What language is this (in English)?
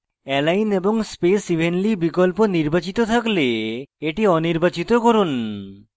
Bangla